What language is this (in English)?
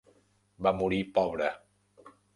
Catalan